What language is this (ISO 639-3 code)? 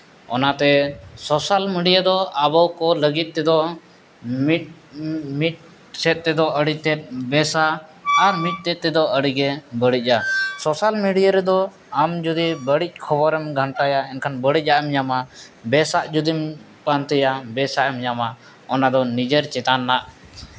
sat